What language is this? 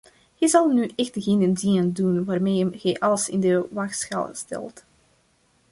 Dutch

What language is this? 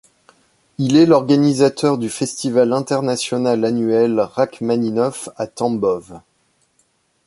French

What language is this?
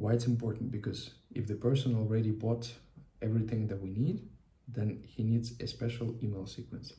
English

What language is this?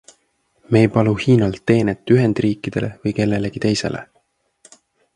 Estonian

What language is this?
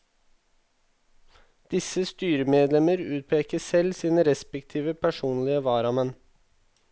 Norwegian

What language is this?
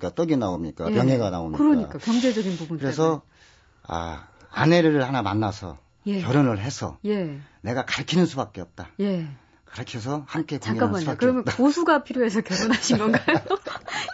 Korean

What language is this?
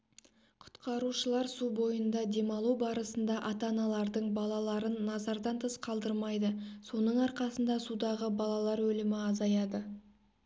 Kazakh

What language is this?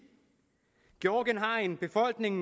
Danish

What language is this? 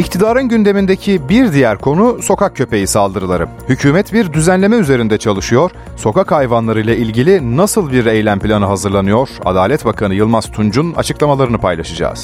Turkish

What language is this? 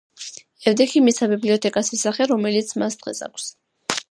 Georgian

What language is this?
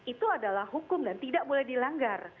Indonesian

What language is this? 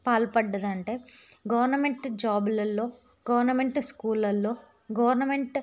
Telugu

